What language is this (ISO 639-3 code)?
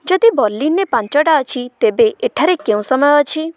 ori